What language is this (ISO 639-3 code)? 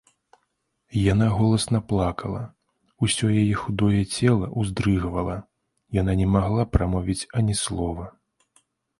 bel